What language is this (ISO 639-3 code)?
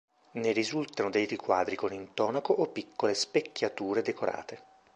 ita